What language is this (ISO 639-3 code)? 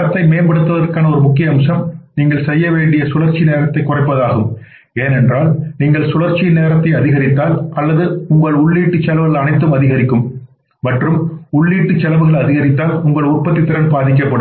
tam